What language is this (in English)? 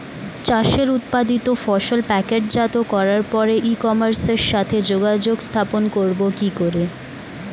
Bangla